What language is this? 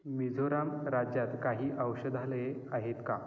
Marathi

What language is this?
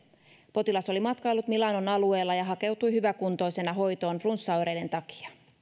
Finnish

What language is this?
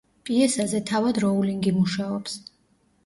Georgian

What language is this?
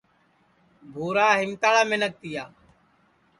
Sansi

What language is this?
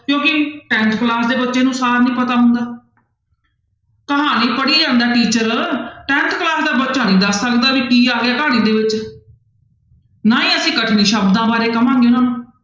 Punjabi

